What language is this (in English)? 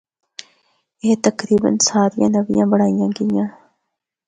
Northern Hindko